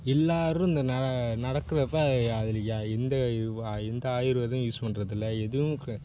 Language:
Tamil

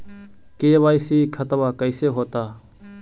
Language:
Magahi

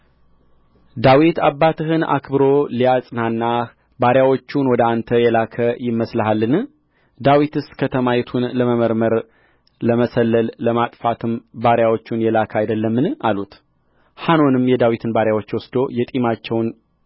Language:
Amharic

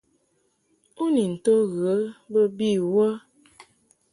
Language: Mungaka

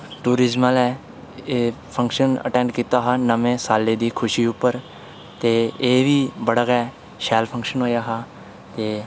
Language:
Dogri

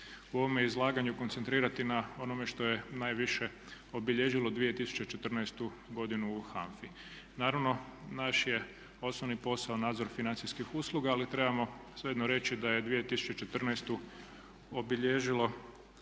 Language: Croatian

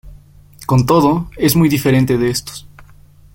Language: Spanish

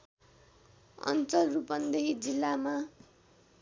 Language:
Nepali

